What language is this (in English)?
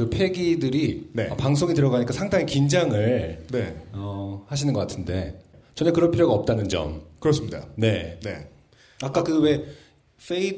Korean